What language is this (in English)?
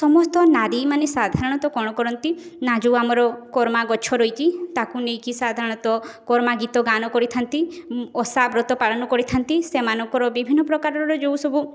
Odia